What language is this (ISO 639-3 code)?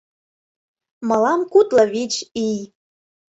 chm